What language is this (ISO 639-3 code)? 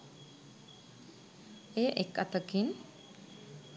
sin